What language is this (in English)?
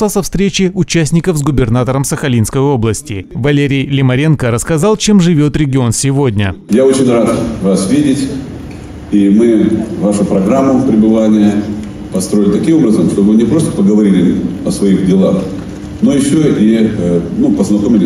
Russian